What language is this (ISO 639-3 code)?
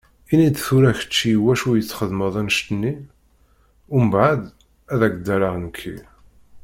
kab